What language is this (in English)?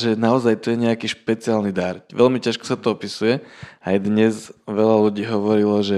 Slovak